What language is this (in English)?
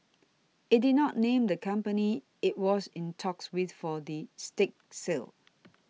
English